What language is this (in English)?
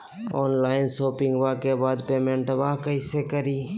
Magahi